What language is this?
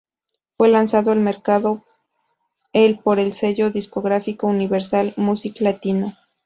Spanish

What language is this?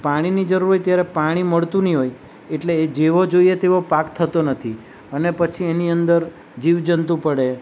Gujarati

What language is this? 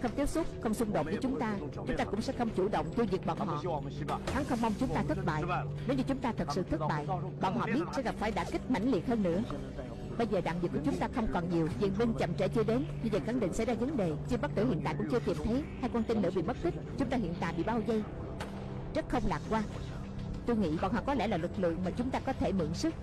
Vietnamese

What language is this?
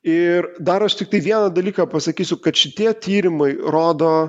Lithuanian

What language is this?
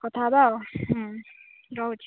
Odia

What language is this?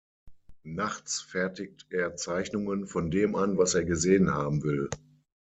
German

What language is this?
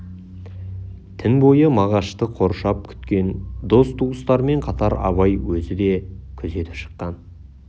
Kazakh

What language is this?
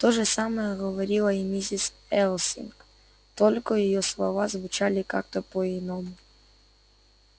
Russian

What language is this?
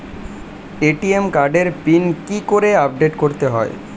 Bangla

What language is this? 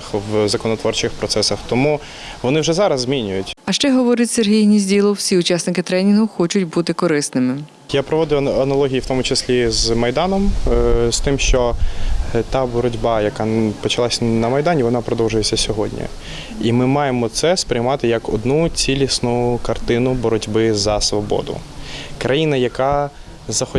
Ukrainian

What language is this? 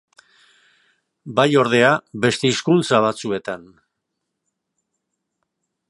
Basque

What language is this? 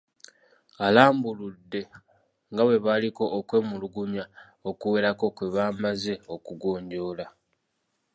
Ganda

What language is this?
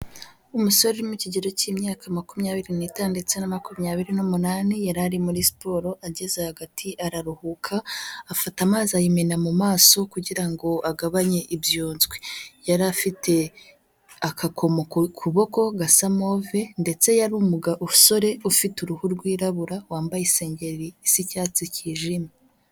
Kinyarwanda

